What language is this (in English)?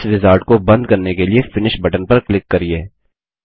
Hindi